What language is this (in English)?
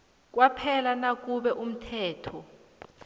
South Ndebele